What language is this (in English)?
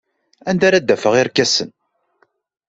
Kabyle